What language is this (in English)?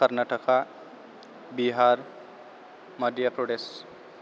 Bodo